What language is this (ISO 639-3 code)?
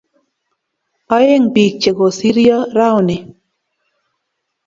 kln